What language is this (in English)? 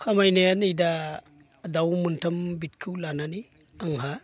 Bodo